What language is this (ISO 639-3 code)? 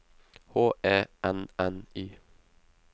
nor